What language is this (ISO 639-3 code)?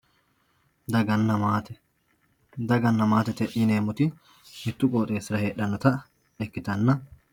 sid